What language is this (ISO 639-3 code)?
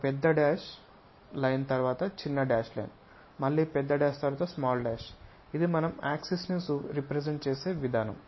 tel